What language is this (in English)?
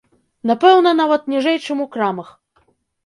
Belarusian